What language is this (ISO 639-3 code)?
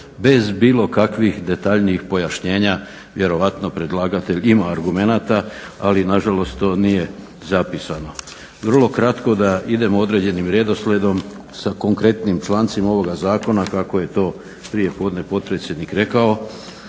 hrv